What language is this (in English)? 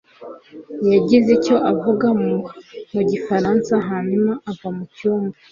Kinyarwanda